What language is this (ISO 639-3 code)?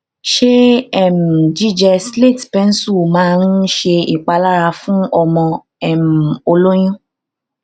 yor